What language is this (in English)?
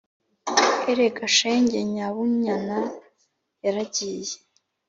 Kinyarwanda